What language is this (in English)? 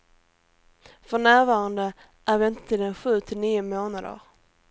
Swedish